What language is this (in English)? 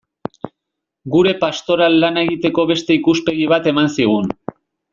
Basque